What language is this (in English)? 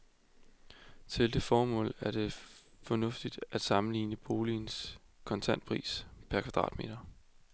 Danish